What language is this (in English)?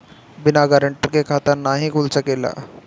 Bhojpuri